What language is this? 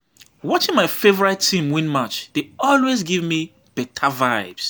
Nigerian Pidgin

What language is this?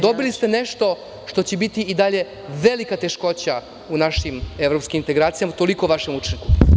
Serbian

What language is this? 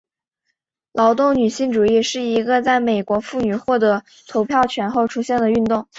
Chinese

